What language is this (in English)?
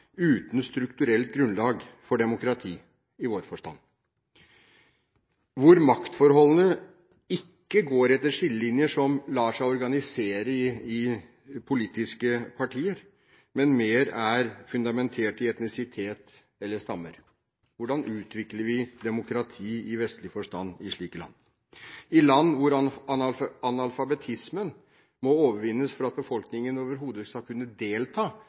Norwegian Bokmål